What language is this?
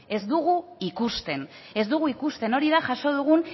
Basque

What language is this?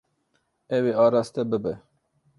Kurdish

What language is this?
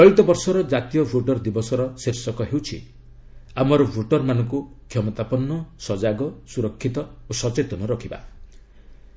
Odia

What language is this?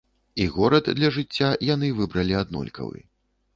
Belarusian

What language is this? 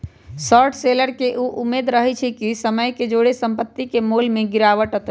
Magahi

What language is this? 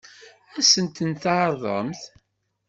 Kabyle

